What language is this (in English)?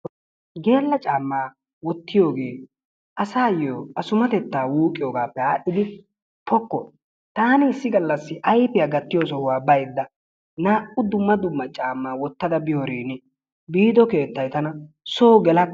Wolaytta